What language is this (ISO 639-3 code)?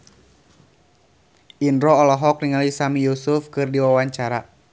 sun